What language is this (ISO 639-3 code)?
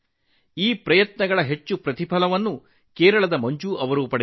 kan